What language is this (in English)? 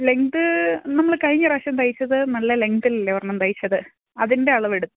Malayalam